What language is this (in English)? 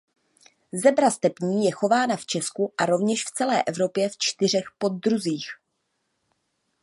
Czech